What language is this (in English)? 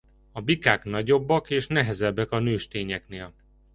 Hungarian